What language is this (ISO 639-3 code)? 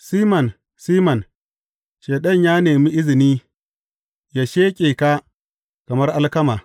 hau